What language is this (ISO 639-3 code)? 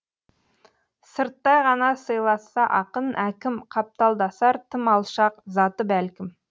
kaz